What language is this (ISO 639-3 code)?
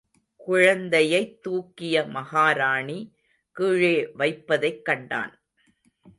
tam